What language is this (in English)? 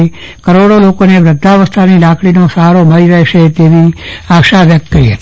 Gujarati